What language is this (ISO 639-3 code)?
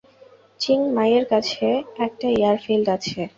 ben